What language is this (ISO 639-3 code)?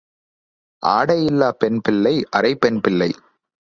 tam